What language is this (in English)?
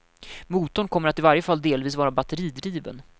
Swedish